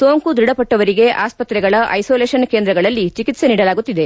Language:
Kannada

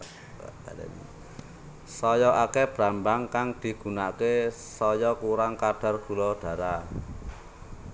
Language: Javanese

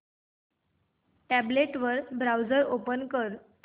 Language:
Marathi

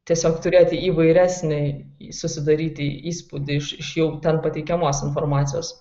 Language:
Lithuanian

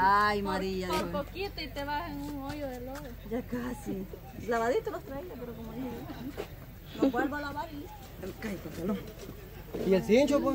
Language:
Spanish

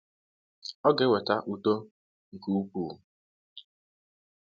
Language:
Igbo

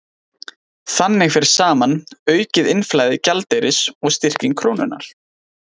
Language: Icelandic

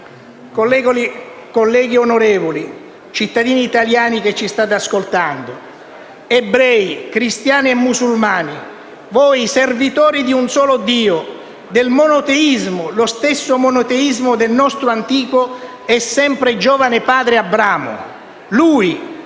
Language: Italian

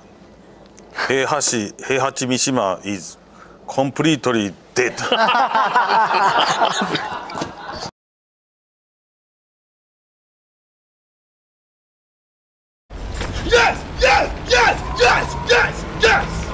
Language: Japanese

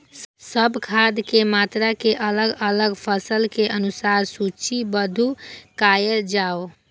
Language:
Maithili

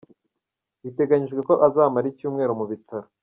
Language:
Kinyarwanda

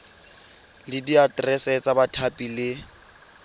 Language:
Tswana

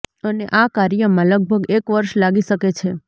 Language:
Gujarati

